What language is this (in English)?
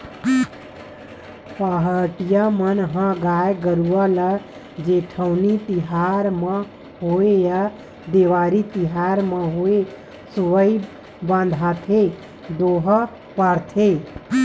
Chhattisgarhi